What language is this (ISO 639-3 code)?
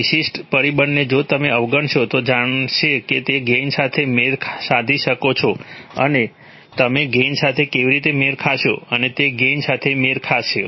guj